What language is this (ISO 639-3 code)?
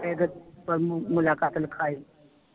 pan